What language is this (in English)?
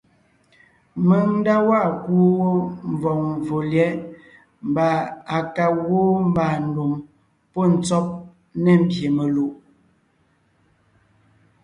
Ngiemboon